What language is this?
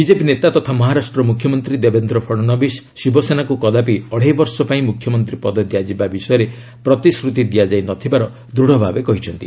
Odia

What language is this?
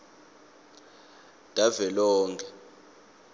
Swati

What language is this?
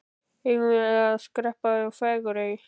Icelandic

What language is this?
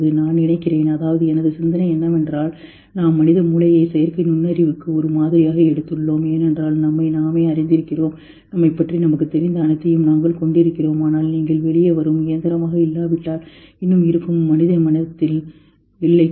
Tamil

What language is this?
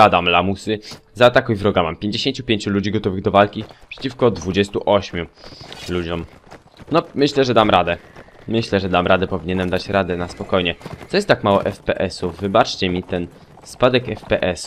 Polish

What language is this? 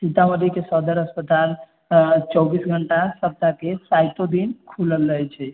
Maithili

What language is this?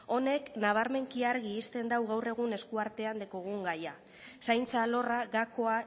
Basque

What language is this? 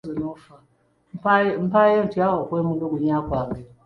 Ganda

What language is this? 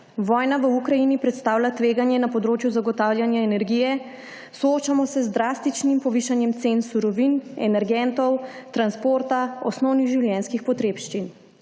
Slovenian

